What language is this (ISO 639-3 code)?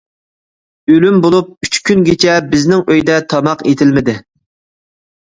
uig